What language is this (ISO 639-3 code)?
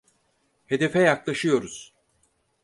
tur